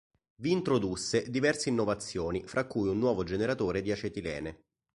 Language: Italian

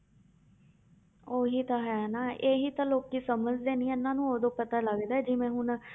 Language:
Punjabi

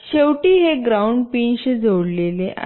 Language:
Marathi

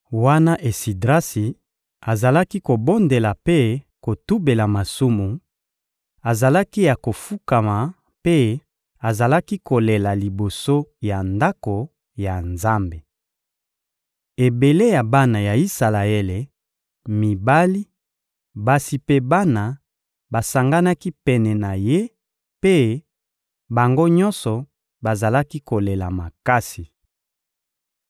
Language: Lingala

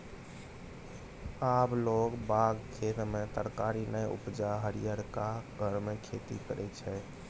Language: Maithili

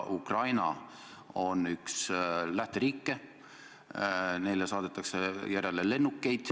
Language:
Estonian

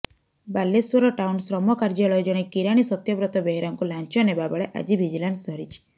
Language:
Odia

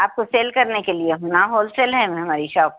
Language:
Urdu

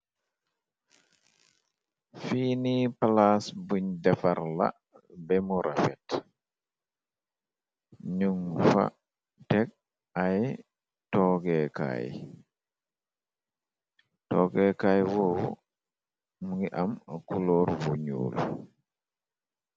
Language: Wolof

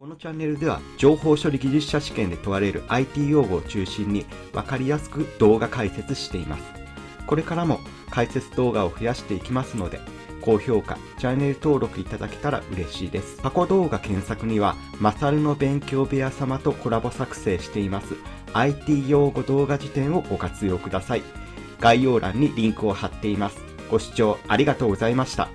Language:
Japanese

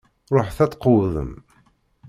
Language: Kabyle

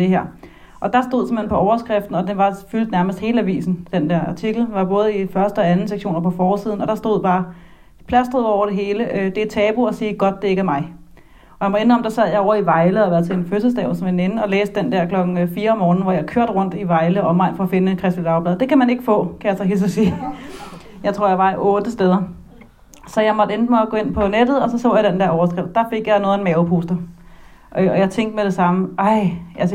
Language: Danish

